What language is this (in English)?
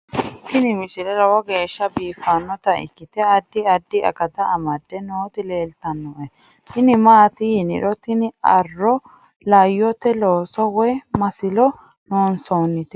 Sidamo